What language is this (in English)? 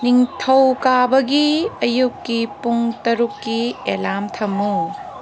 Manipuri